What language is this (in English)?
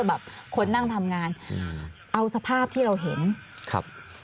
Thai